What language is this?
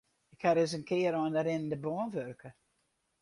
Western Frisian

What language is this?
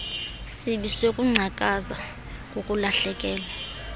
Xhosa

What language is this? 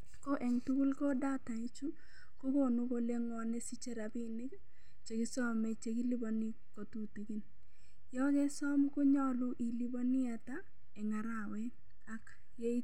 Kalenjin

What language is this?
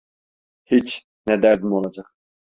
Turkish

